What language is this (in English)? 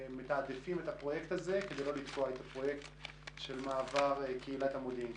Hebrew